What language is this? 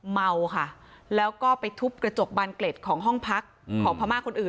Thai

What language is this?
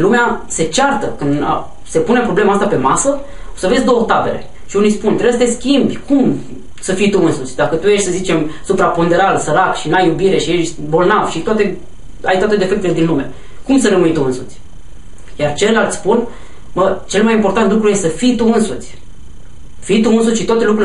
Romanian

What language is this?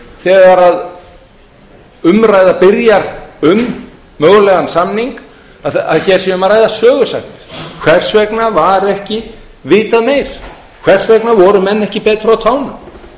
Icelandic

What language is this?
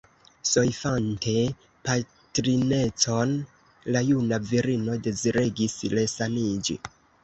Esperanto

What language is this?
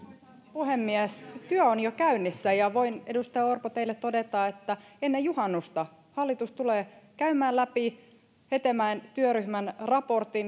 Finnish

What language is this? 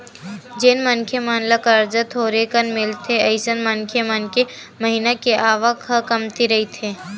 Chhattisgarhi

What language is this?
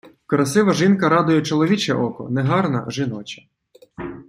Ukrainian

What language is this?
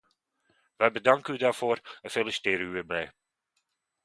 Dutch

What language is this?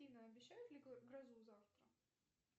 Russian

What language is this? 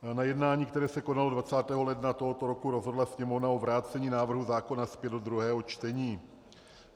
Czech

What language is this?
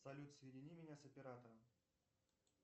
Russian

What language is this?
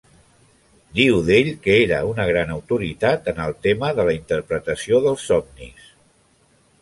Catalan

